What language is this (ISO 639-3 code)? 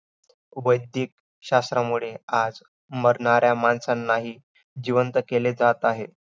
mar